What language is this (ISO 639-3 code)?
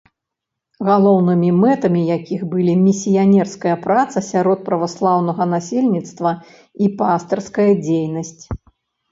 bel